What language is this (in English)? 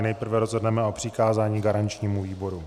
Czech